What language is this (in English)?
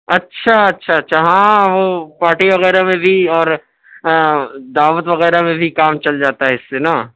Urdu